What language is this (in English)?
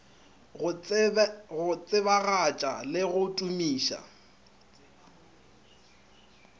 Northern Sotho